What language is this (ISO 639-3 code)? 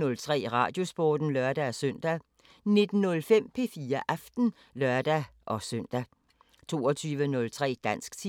dan